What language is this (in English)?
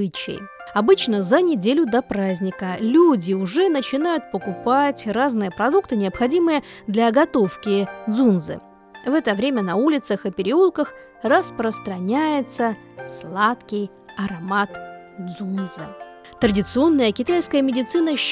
Russian